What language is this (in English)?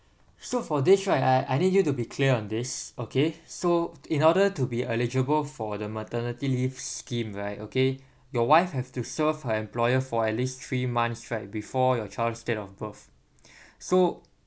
English